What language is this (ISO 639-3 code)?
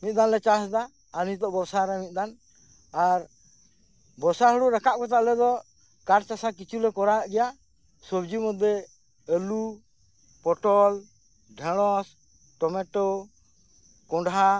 sat